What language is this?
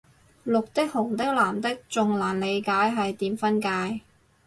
Cantonese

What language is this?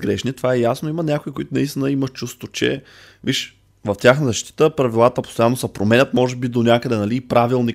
Bulgarian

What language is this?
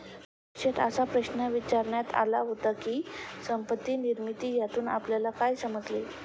Marathi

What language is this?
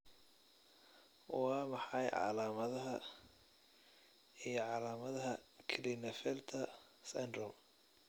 Somali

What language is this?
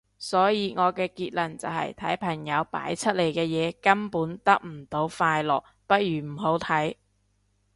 Cantonese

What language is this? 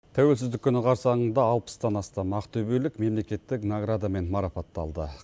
Kazakh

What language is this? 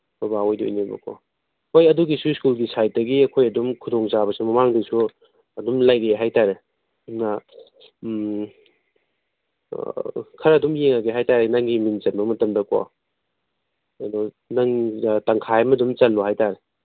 Manipuri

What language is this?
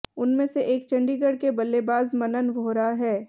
Hindi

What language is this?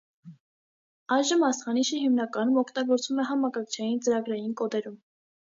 Armenian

